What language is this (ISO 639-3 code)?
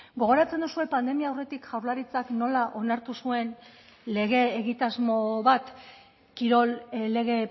eus